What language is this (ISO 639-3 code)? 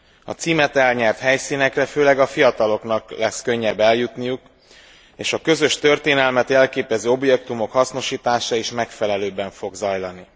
hun